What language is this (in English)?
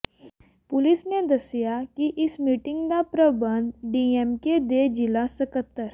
Punjabi